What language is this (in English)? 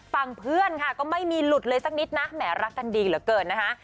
Thai